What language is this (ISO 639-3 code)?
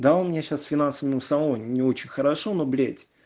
rus